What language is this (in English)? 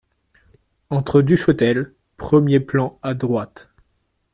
French